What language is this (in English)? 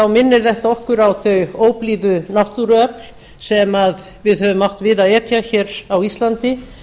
Icelandic